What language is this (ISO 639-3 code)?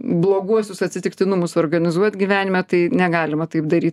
lit